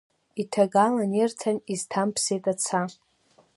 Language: Abkhazian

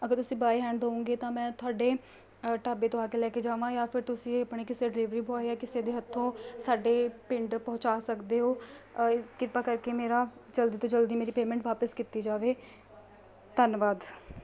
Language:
Punjabi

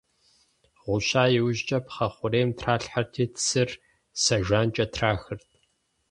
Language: Kabardian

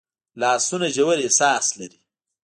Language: Pashto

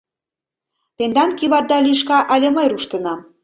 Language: Mari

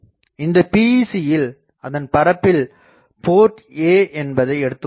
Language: Tamil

